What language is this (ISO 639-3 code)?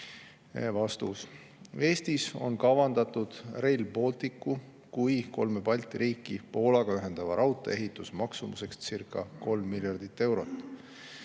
est